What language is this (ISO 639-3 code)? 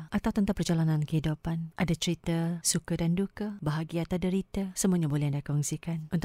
msa